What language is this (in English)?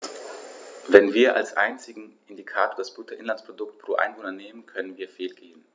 German